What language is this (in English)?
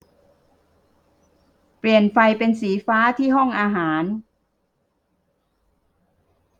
Thai